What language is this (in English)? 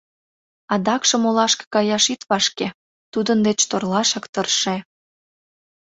Mari